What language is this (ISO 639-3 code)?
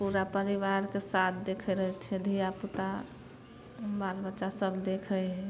mai